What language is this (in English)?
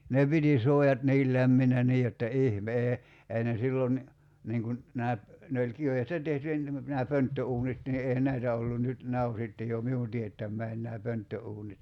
Finnish